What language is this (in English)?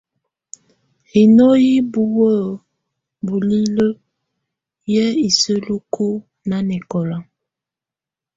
Tunen